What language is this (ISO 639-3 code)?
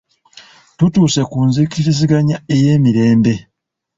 lug